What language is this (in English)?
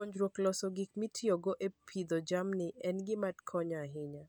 Luo (Kenya and Tanzania)